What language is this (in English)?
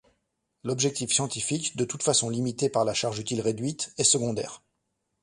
French